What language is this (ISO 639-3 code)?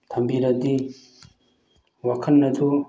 mni